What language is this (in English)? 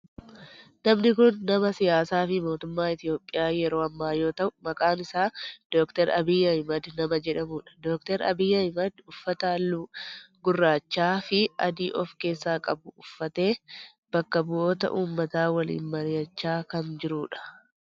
Oromo